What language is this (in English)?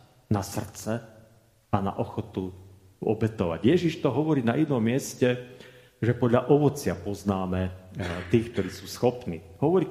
Slovak